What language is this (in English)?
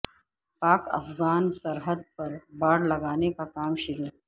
Urdu